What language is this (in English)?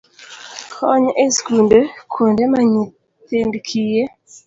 Luo (Kenya and Tanzania)